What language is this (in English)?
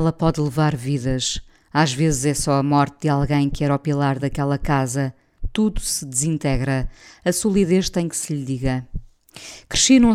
Portuguese